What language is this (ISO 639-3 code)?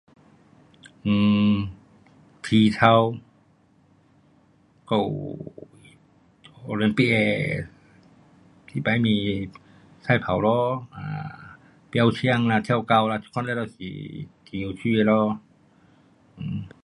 cpx